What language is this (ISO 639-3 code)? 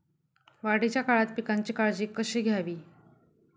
mar